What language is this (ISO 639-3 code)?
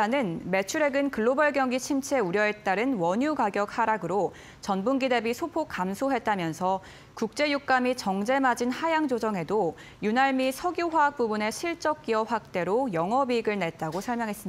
kor